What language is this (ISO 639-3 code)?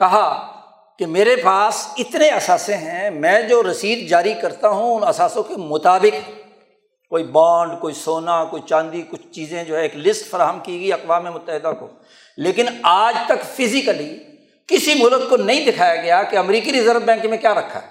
urd